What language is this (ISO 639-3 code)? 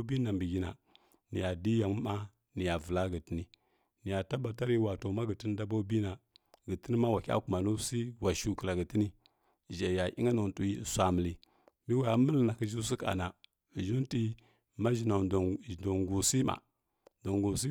fkk